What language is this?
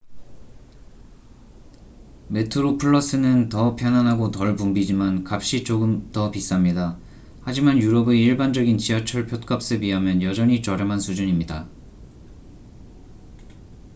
Korean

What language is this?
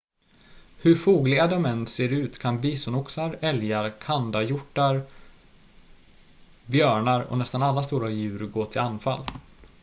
Swedish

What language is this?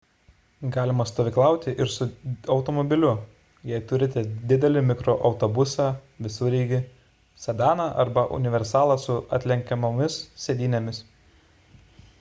Lithuanian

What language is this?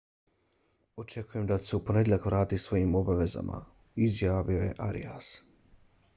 Bosnian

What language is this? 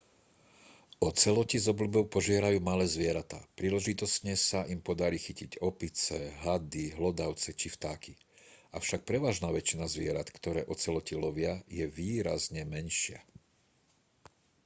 Slovak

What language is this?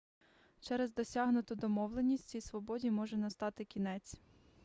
Ukrainian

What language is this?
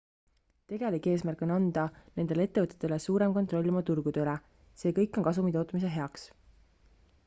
Estonian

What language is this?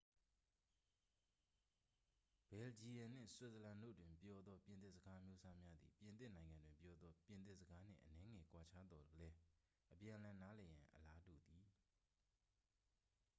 Burmese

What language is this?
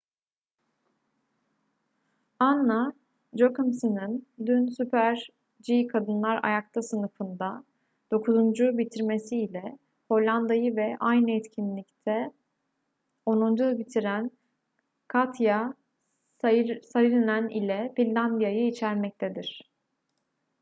Turkish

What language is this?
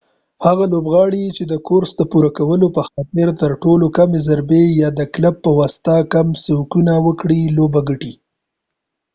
Pashto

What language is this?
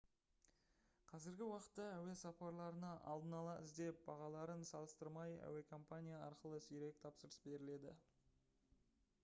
Kazakh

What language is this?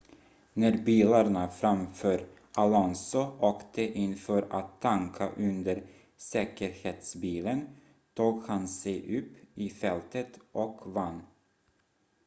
Swedish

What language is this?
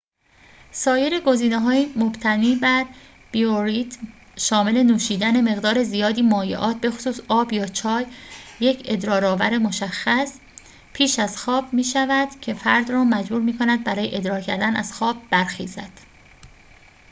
Persian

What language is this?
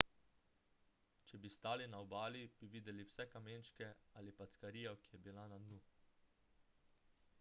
Slovenian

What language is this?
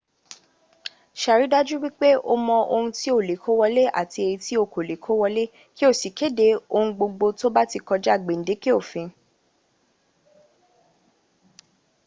Yoruba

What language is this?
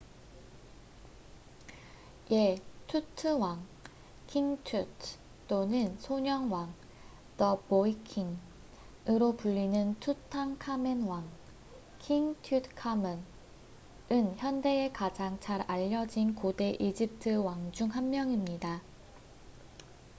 Korean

